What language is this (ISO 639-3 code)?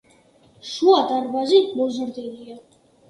kat